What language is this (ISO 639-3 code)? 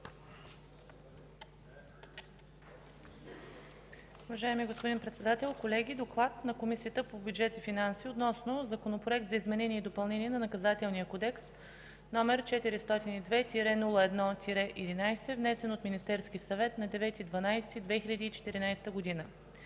bul